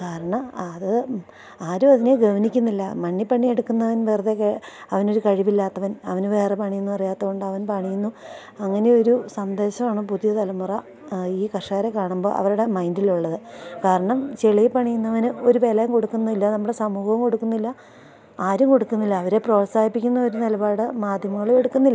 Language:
Malayalam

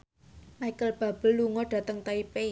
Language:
Javanese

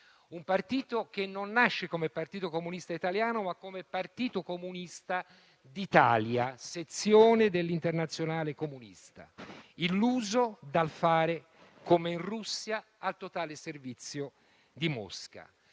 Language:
Italian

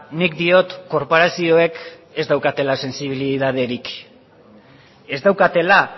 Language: Basque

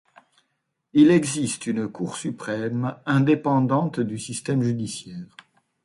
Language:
French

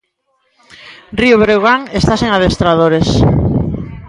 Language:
Galician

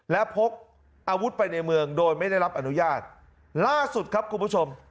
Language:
Thai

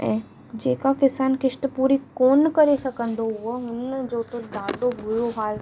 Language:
Sindhi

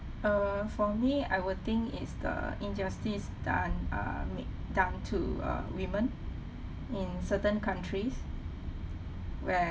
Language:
English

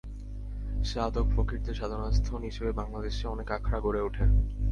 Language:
Bangla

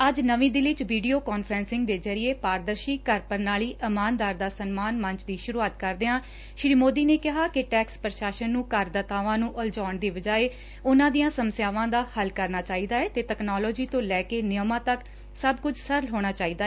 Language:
Punjabi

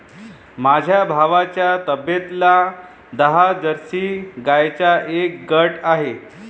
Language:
Marathi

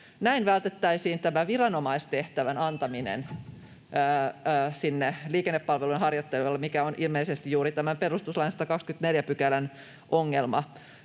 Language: Finnish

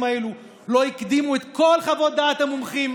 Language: Hebrew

